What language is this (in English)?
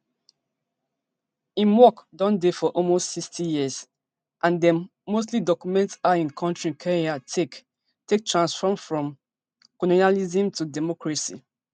Nigerian Pidgin